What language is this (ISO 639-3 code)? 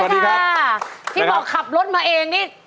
tha